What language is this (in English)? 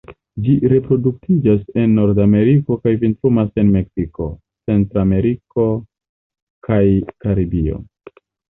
Esperanto